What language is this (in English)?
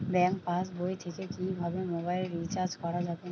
Bangla